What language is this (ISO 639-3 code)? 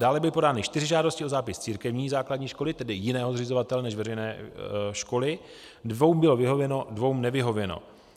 ces